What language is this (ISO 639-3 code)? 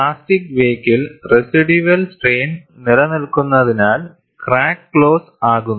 mal